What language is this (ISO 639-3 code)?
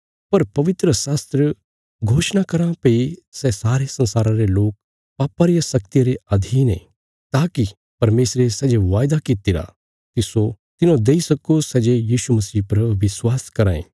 kfs